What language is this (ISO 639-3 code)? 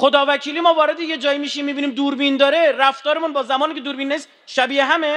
fas